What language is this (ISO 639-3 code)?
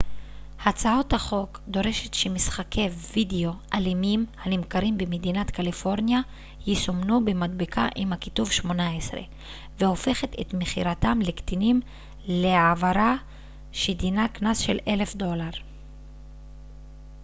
heb